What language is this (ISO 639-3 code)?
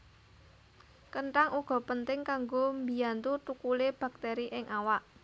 jav